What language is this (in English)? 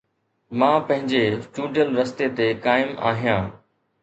Sindhi